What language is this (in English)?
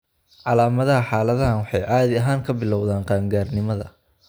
Somali